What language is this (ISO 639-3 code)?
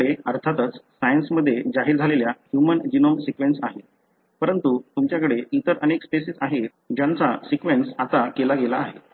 mar